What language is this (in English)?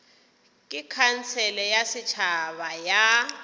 Northern Sotho